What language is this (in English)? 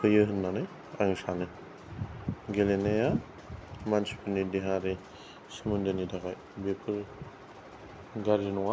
Bodo